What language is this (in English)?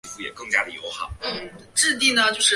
Chinese